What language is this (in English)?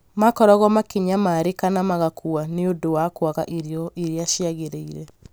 Kikuyu